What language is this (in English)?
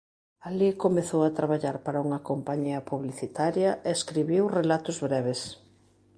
Galician